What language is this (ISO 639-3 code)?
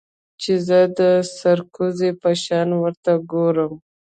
pus